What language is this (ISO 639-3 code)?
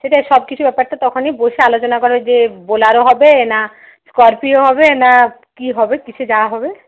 ben